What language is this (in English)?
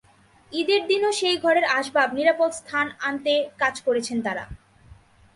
Bangla